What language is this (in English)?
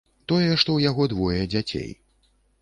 Belarusian